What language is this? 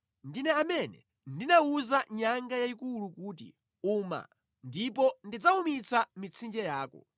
Nyanja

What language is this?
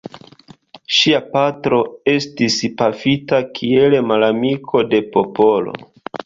Esperanto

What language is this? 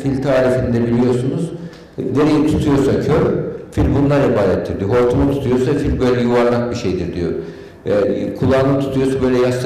Turkish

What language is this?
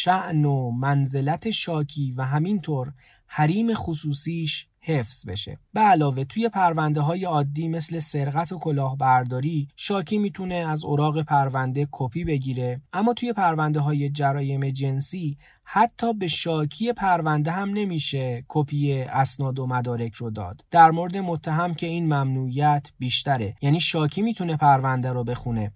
Persian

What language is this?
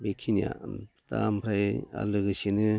Bodo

